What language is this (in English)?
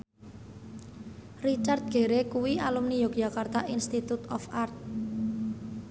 Javanese